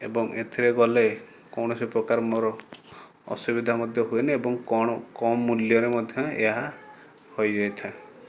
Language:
Odia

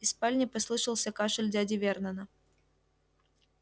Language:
Russian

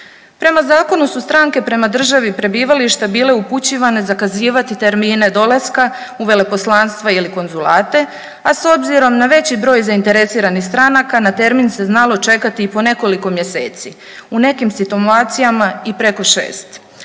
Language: Croatian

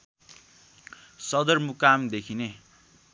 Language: Nepali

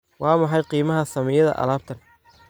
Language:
Somali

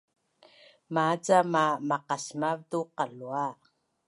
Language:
Bunun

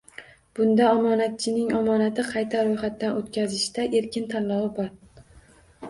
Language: Uzbek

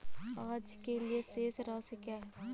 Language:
Hindi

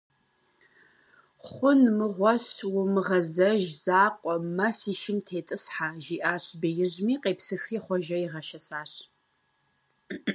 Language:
Kabardian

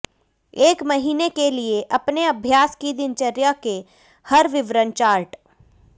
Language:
Hindi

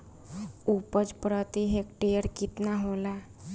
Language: Bhojpuri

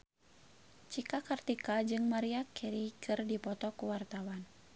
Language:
Sundanese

